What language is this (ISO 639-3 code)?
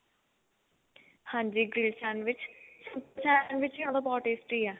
pan